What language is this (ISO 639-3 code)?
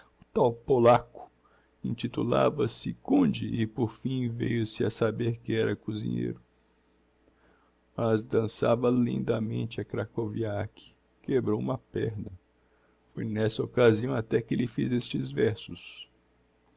por